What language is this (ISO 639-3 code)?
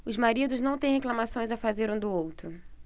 por